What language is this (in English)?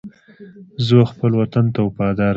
Pashto